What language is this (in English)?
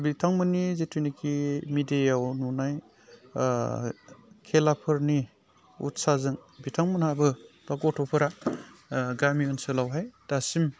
Bodo